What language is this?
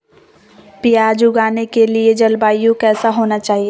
Magahi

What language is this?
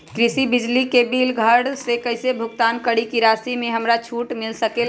Magahi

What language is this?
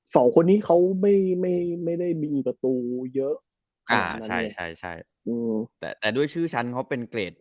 Thai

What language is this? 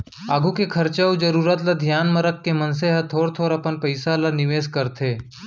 Chhattisgarhi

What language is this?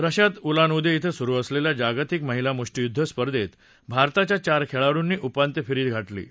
Marathi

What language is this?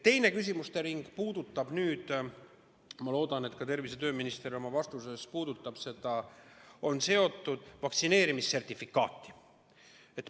Estonian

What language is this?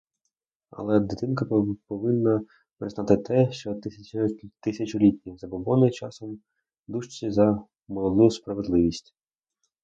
Ukrainian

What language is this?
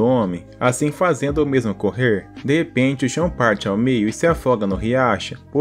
Portuguese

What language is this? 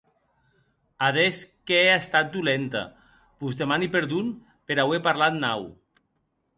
Occitan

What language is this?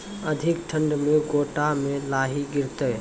Maithili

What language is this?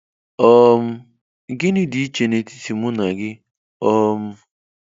Igbo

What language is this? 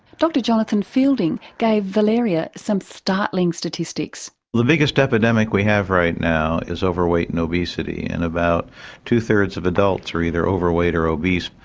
English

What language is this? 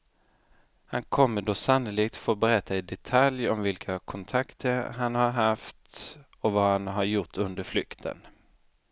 Swedish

